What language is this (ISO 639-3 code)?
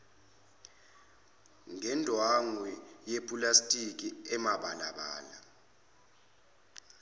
zul